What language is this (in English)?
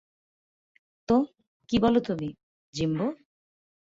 Bangla